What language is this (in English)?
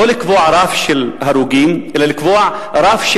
Hebrew